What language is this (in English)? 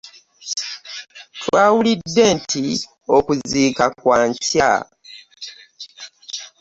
Ganda